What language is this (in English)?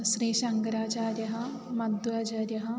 Sanskrit